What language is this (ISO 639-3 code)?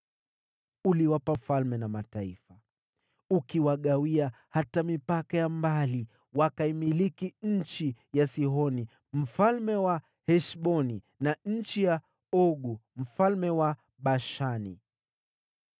swa